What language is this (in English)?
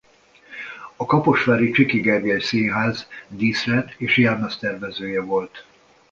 Hungarian